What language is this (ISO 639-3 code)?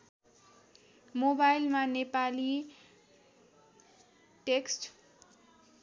nep